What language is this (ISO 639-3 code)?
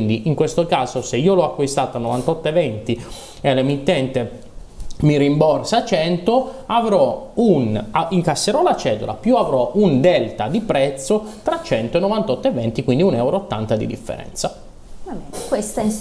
ita